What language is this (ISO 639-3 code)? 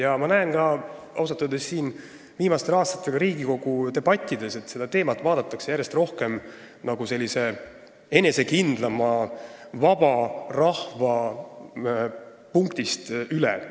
est